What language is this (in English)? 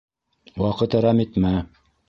Bashkir